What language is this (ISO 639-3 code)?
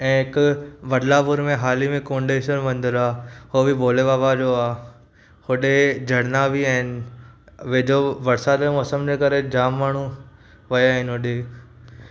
snd